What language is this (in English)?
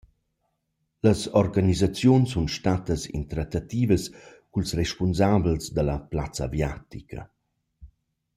Romansh